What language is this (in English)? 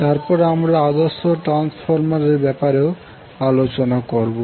Bangla